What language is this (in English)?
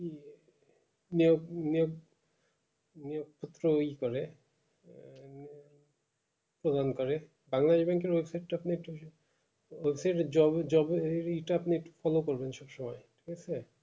Bangla